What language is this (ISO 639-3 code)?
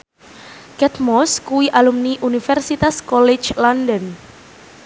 jav